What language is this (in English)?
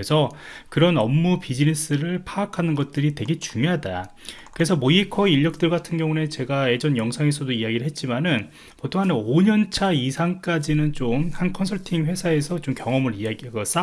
Korean